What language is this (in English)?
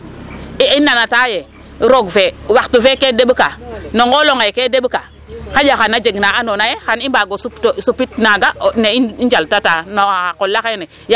Serer